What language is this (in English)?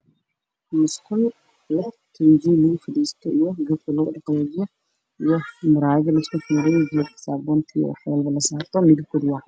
Somali